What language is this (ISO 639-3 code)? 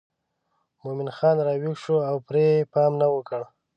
pus